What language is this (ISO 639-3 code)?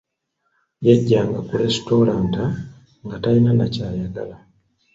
lug